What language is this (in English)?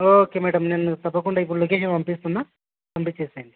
Telugu